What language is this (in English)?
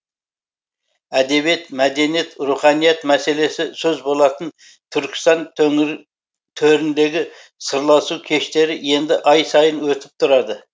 Kazakh